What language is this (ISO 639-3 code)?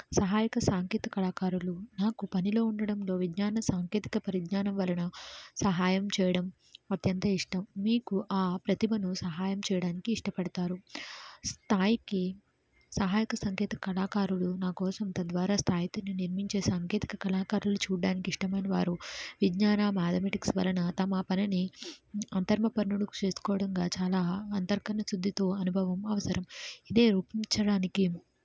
tel